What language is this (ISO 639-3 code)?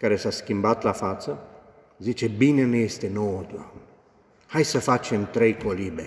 ron